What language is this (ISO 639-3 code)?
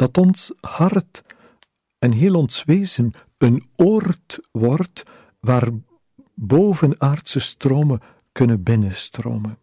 nld